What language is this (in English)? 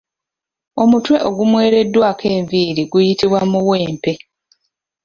Ganda